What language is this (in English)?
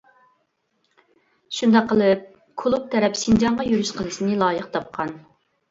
Uyghur